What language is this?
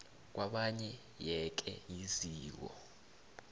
South Ndebele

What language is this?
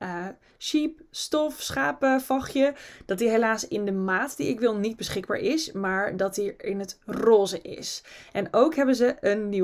Dutch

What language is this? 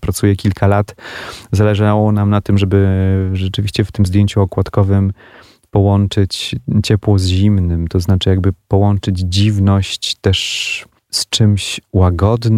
Polish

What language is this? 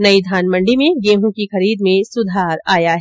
Hindi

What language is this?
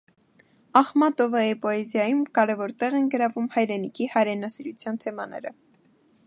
Armenian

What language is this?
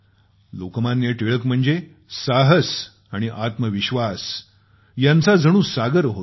Marathi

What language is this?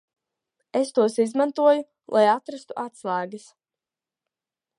Latvian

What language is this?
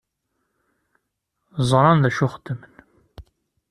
Kabyle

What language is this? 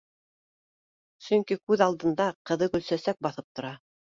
Bashkir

